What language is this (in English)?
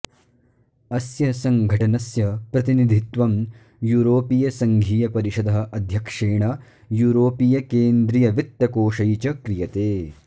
Sanskrit